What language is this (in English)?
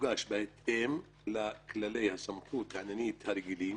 Hebrew